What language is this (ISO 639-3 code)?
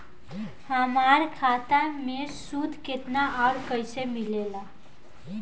bho